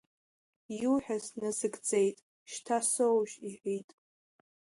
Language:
Abkhazian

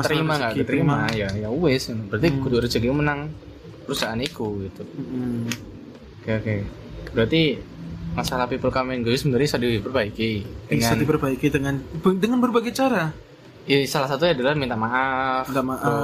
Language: Indonesian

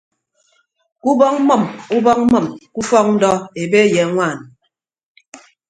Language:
Ibibio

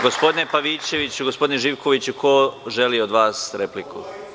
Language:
Serbian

